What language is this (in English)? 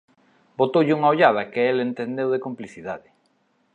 Galician